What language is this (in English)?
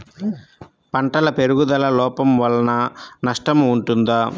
Telugu